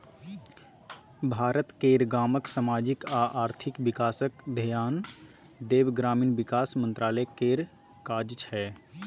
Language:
Maithili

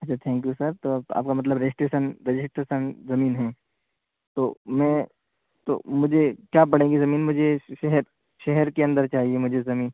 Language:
Urdu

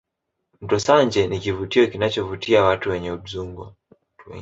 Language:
Swahili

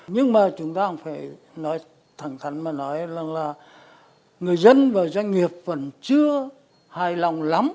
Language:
Vietnamese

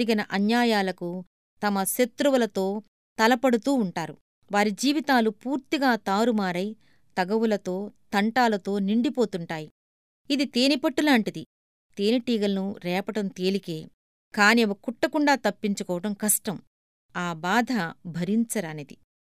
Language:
Telugu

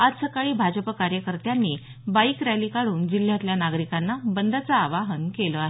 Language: Marathi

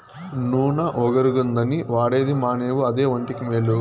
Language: Telugu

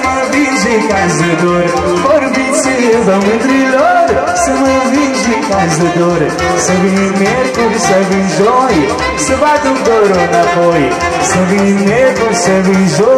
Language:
Romanian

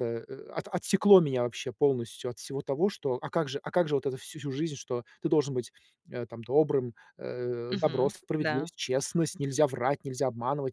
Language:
Russian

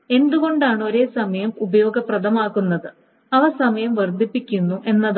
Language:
Malayalam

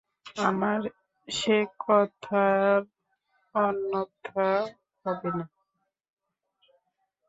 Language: Bangla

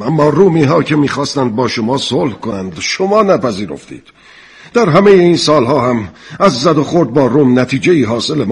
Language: Persian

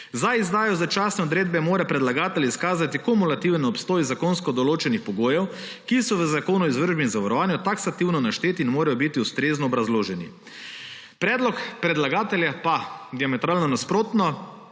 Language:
Slovenian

